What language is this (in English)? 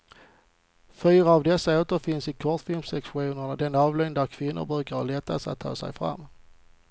Swedish